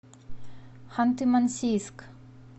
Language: Russian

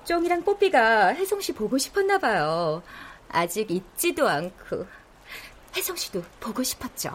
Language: Korean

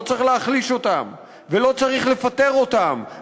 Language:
Hebrew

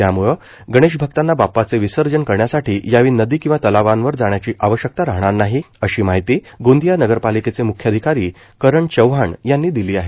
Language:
Marathi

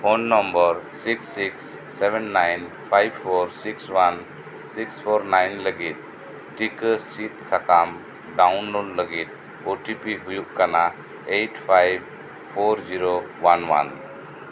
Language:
Santali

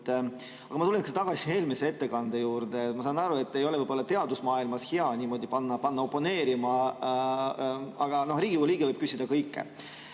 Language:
Estonian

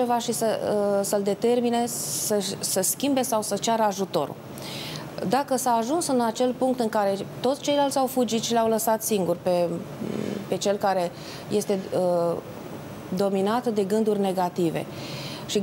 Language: Romanian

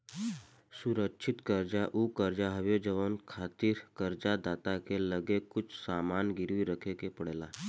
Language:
Bhojpuri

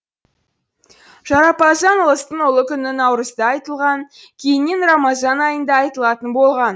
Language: Kazakh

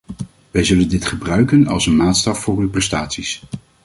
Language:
Dutch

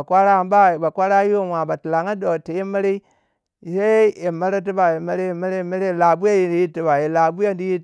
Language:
Waja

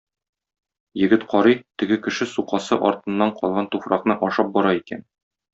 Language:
Tatar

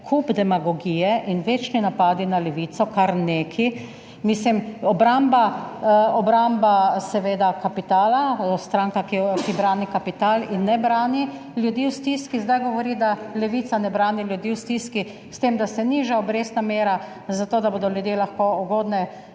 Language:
Slovenian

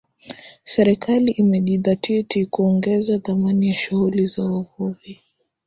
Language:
Swahili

